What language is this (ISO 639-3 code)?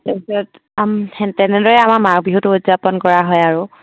asm